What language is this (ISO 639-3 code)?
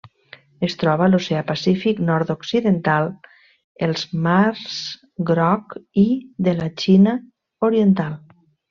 cat